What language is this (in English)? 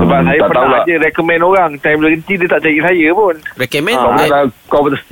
Malay